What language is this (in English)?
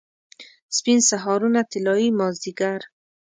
Pashto